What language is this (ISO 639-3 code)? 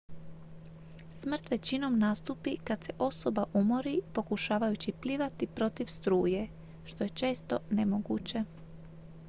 hrv